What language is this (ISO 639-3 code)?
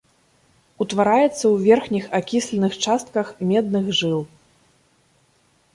bel